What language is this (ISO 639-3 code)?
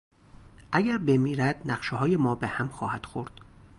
fas